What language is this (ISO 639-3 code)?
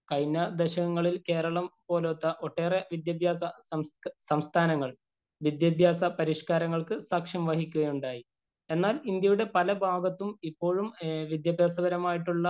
mal